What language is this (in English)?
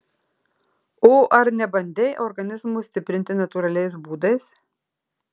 Lithuanian